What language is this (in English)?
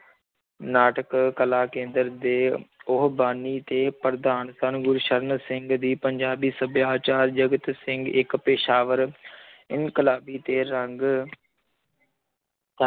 Punjabi